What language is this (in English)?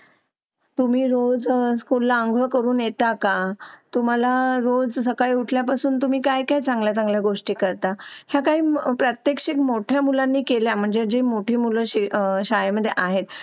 Marathi